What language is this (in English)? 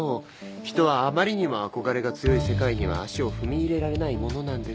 Japanese